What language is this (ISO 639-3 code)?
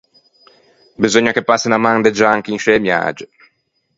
lij